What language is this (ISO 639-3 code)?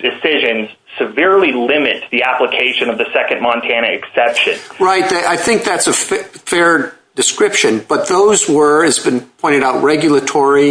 eng